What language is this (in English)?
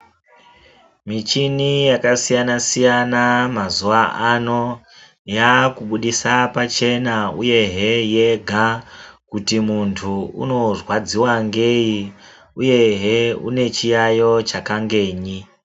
Ndau